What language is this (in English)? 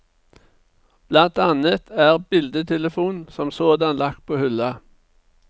Norwegian